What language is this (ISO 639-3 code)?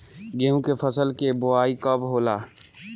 bho